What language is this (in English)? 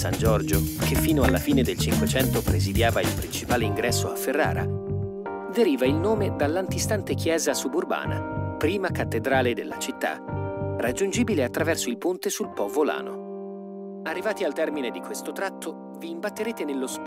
Italian